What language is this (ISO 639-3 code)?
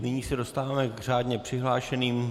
ces